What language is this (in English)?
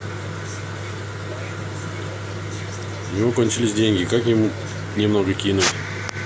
Russian